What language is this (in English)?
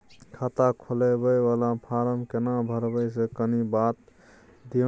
Maithili